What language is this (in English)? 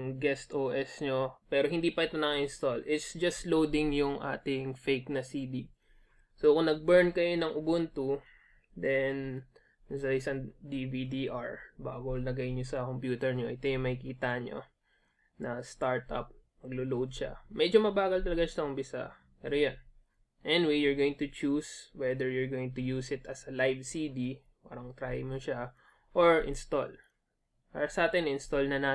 Filipino